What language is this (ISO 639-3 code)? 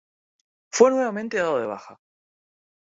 spa